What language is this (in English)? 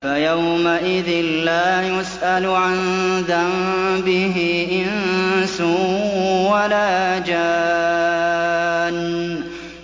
Arabic